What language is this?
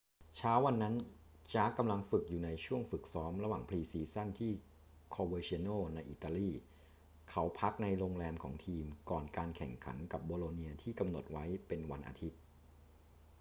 Thai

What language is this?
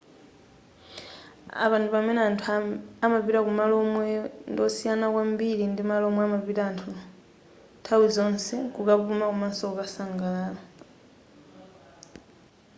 Nyanja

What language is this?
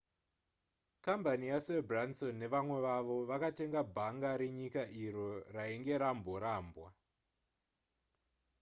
Shona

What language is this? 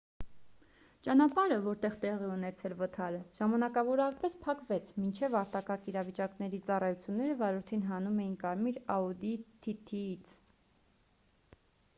Armenian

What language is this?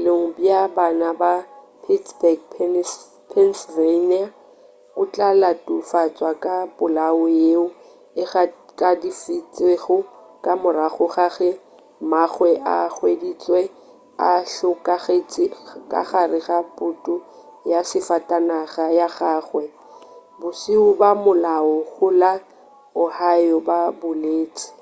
Northern Sotho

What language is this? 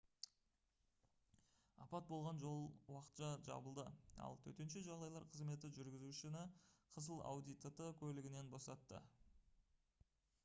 Kazakh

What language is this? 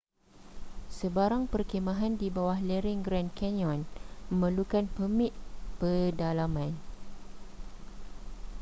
Malay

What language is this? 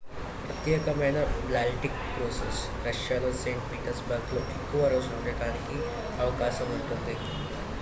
Telugu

